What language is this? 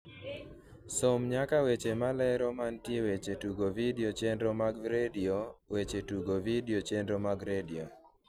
Luo (Kenya and Tanzania)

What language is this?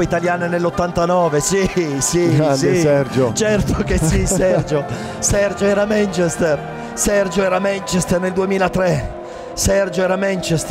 Italian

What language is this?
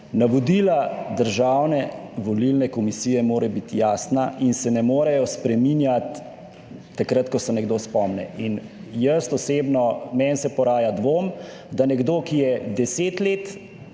Slovenian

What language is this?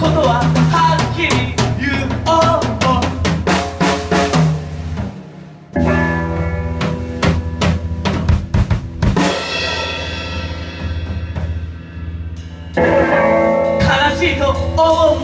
Japanese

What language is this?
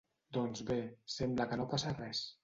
Catalan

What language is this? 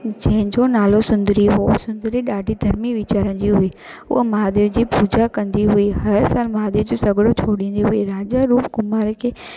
Sindhi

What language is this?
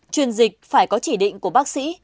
Vietnamese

